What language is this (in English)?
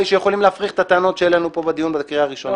Hebrew